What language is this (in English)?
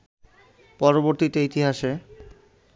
Bangla